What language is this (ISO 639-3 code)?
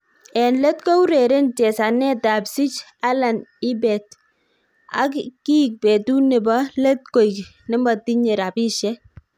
kln